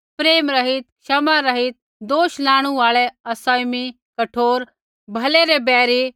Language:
Kullu Pahari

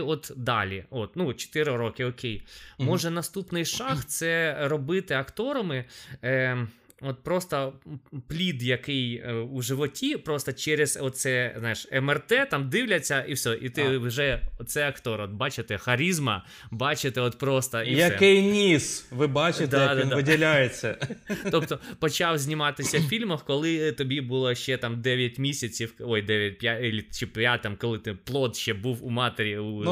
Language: Ukrainian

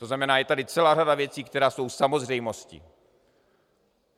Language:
Czech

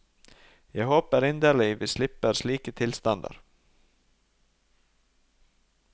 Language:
Norwegian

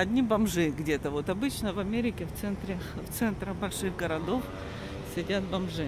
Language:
Russian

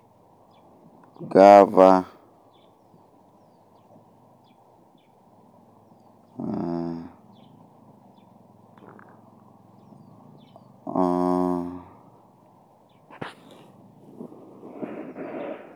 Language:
Luo (Kenya and Tanzania)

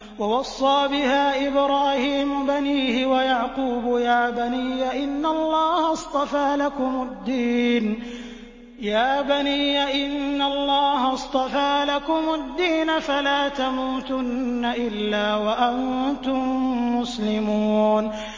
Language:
Arabic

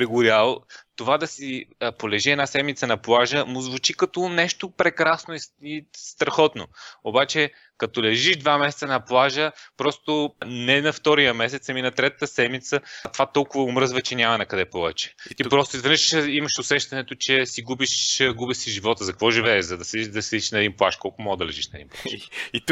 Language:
Bulgarian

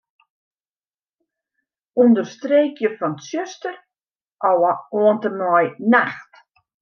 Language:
Western Frisian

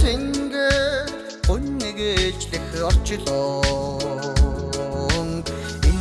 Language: Turkish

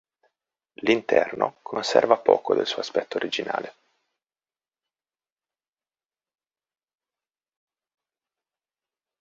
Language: Italian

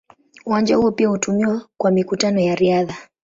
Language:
Swahili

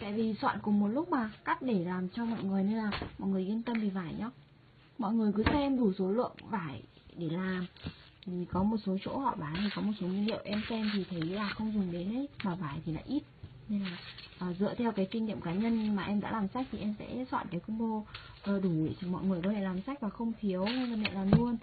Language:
Vietnamese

